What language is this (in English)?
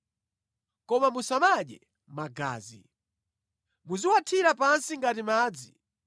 Nyanja